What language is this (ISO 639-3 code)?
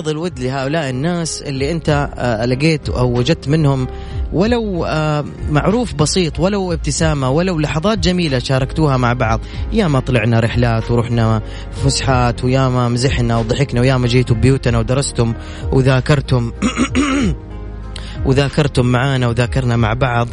ara